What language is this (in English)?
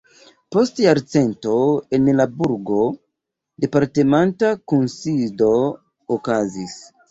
Esperanto